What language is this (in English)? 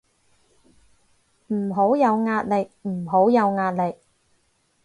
Cantonese